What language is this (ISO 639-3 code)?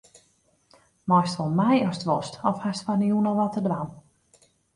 fry